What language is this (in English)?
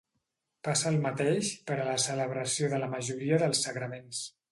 Catalan